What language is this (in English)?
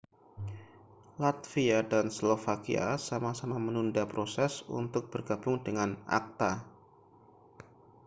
Indonesian